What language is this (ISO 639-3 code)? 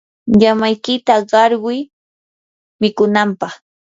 qur